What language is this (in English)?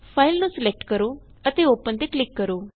Punjabi